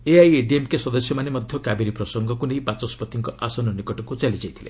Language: Odia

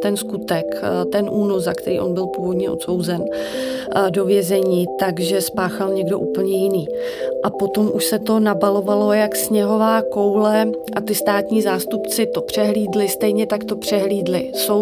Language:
Czech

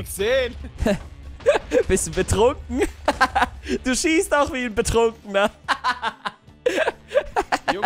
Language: German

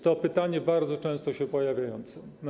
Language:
Polish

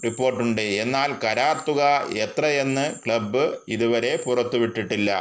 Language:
Malayalam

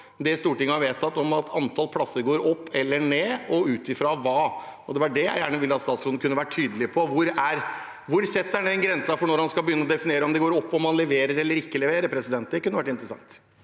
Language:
Norwegian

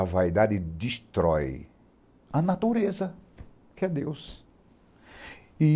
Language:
Portuguese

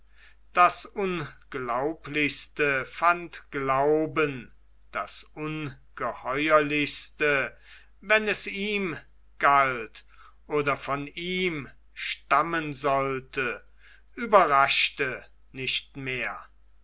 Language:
German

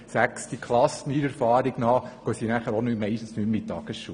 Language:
Swiss German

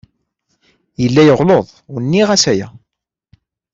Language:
Kabyle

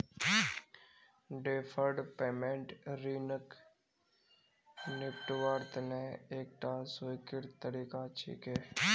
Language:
Magahi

